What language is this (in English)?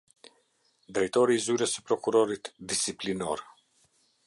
Albanian